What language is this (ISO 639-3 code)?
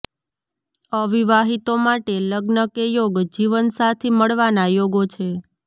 guj